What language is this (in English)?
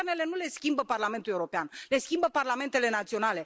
Romanian